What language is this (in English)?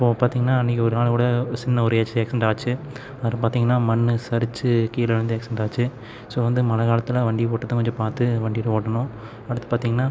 Tamil